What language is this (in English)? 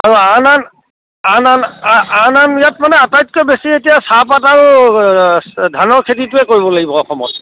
Assamese